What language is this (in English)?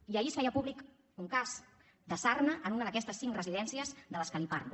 Catalan